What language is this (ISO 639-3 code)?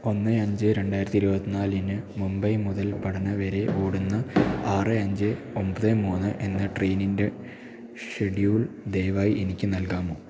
mal